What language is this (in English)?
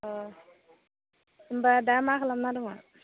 Bodo